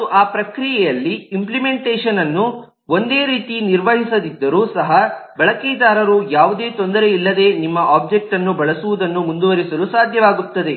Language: Kannada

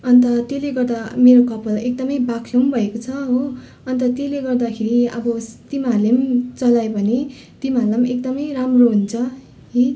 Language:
Nepali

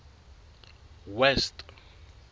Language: Southern Sotho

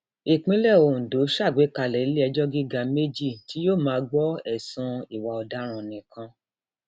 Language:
Yoruba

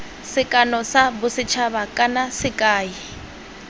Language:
Tswana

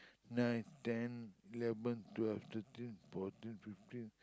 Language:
English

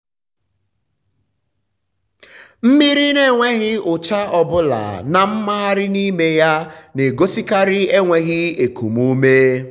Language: Igbo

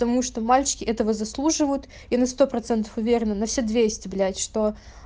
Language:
Russian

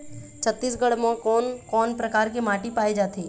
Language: Chhattisgarhi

